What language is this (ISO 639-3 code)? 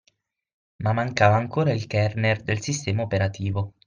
ita